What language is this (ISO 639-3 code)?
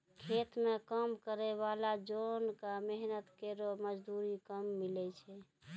mai